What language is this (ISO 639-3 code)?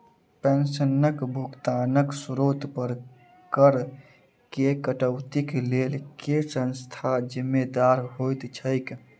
mai